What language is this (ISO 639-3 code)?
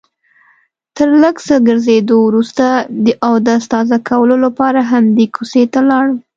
pus